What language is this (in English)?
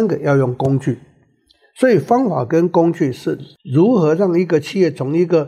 Chinese